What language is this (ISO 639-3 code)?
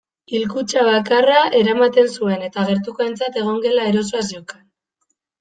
eus